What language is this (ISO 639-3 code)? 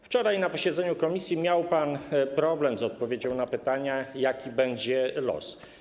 pol